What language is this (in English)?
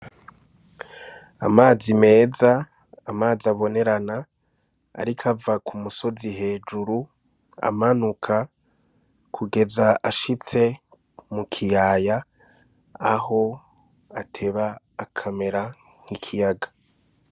Rundi